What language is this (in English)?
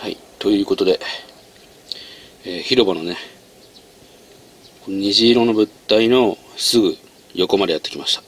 Japanese